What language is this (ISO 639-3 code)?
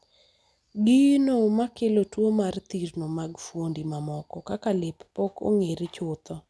luo